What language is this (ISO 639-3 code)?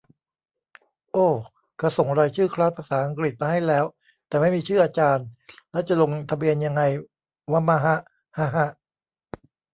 tha